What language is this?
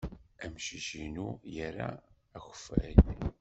Kabyle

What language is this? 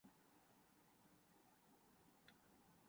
Urdu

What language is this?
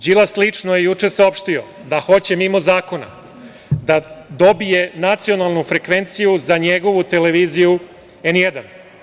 Serbian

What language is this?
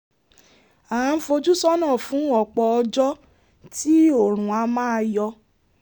Yoruba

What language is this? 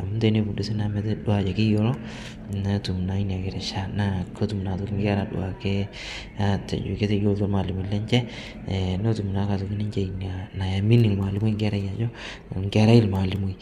Masai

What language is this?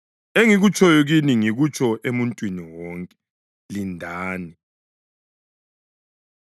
North Ndebele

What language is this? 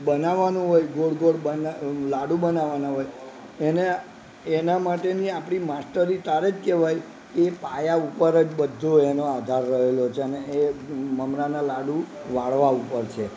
Gujarati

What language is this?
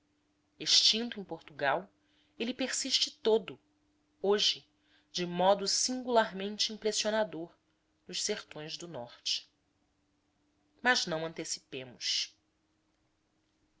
Portuguese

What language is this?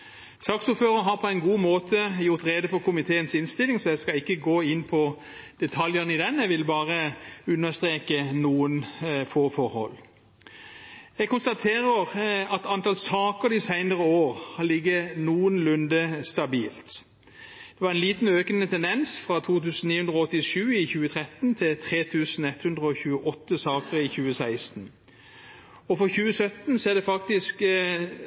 Norwegian Bokmål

